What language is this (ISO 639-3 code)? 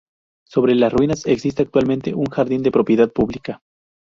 spa